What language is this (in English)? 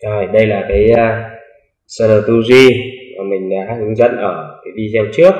Vietnamese